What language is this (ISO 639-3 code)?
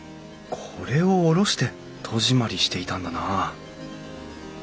jpn